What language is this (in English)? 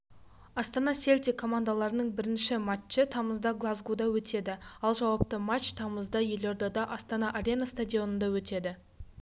Kazakh